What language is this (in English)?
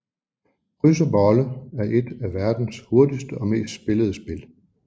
Danish